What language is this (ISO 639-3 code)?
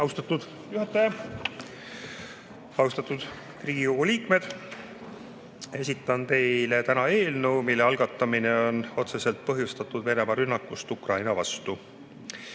est